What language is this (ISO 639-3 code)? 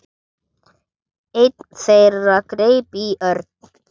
isl